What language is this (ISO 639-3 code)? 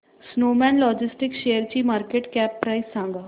mar